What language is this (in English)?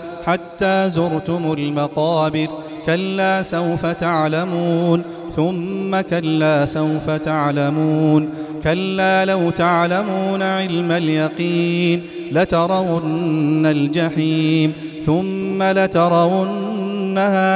Arabic